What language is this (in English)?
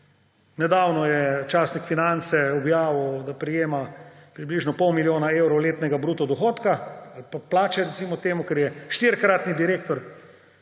Slovenian